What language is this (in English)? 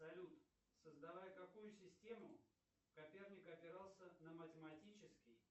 Russian